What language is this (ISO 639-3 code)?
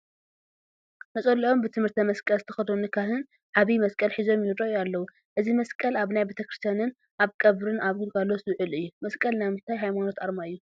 tir